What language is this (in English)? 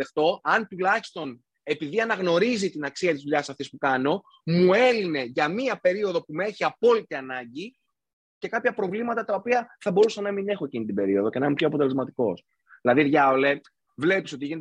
Greek